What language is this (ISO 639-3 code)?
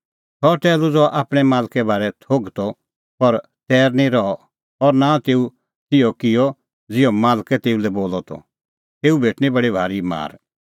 kfx